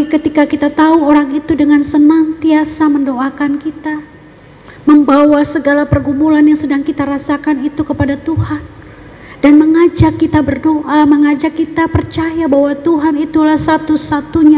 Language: Indonesian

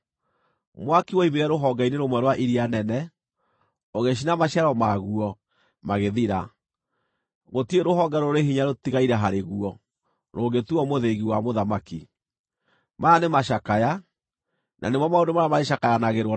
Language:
Kikuyu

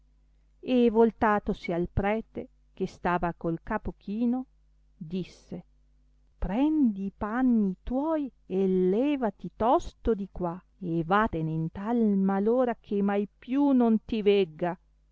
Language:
Italian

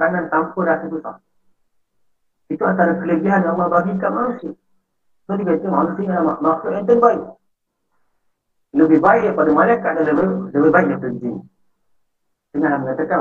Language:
Malay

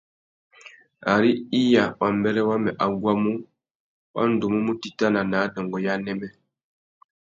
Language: Tuki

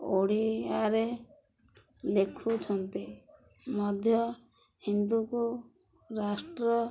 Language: Odia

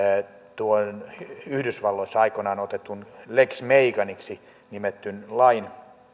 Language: Finnish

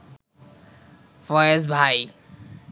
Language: Bangla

